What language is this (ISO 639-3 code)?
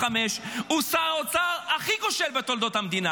heb